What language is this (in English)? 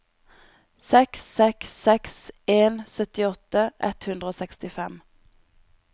Norwegian